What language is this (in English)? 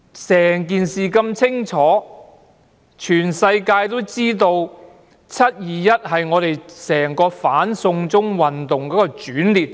Cantonese